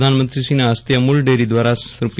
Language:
Gujarati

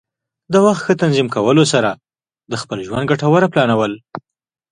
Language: Pashto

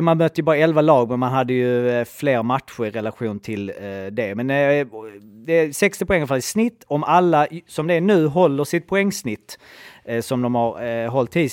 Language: Swedish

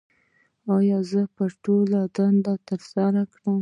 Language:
Pashto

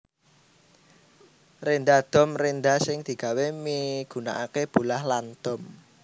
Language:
Javanese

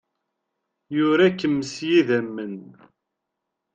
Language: Kabyle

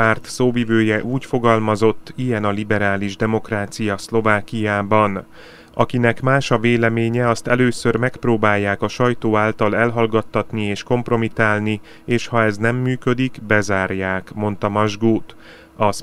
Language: Hungarian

